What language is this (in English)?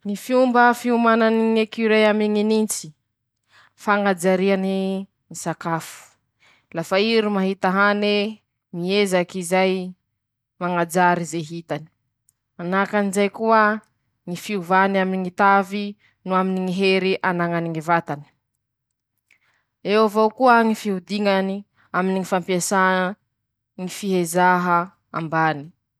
Masikoro Malagasy